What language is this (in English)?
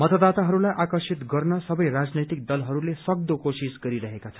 Nepali